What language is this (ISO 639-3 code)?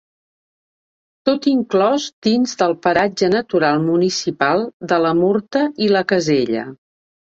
cat